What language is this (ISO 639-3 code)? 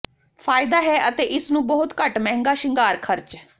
pan